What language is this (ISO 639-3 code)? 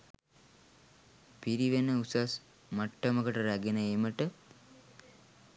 sin